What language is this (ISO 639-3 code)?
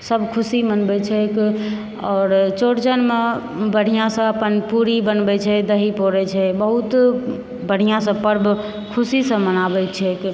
mai